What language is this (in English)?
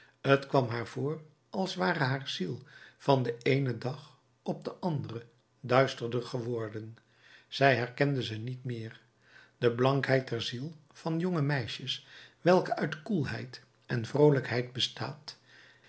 Dutch